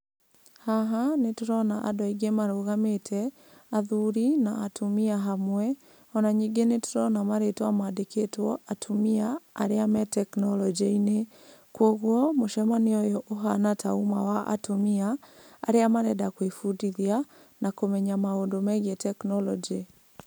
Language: Kikuyu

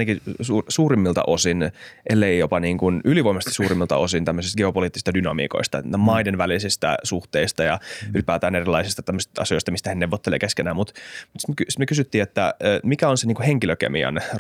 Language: Finnish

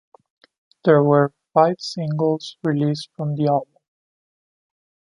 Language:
English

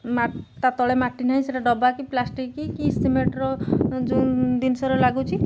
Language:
Odia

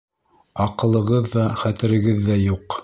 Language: Bashkir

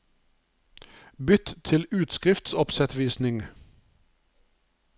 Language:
Norwegian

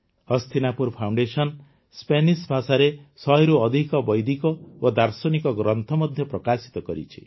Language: Odia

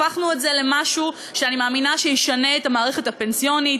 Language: Hebrew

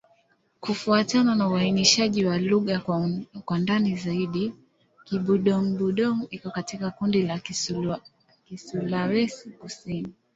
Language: Swahili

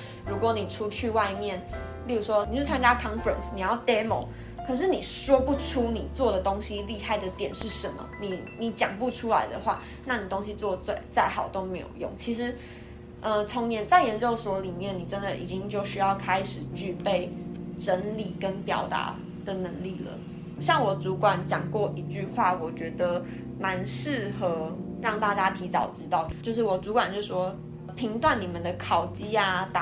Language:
Chinese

